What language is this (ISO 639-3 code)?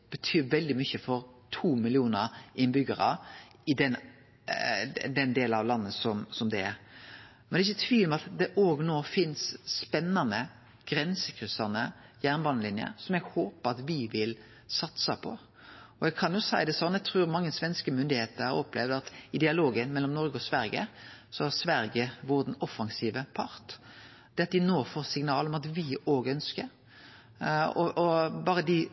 nno